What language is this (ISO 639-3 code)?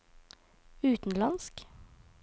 nor